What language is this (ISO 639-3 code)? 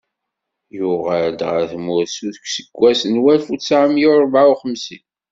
kab